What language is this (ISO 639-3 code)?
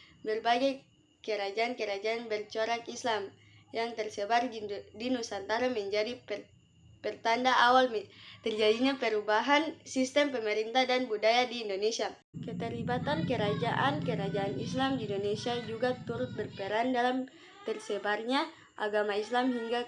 ind